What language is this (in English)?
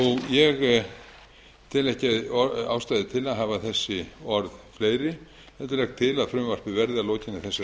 Icelandic